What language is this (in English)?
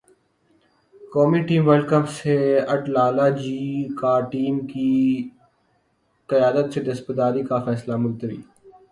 Urdu